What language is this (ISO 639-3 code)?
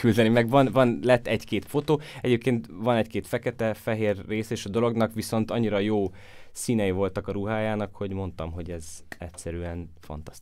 hun